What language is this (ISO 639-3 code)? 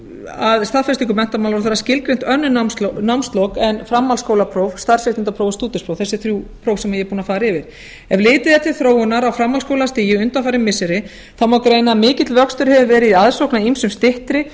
isl